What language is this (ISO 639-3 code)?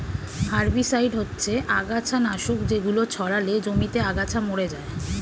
ben